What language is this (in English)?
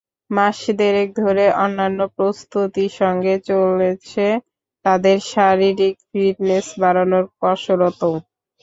Bangla